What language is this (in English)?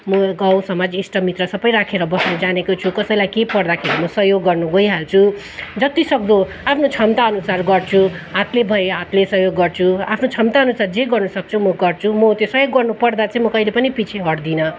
Nepali